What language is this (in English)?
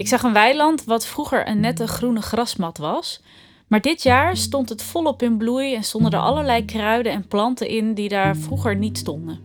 Dutch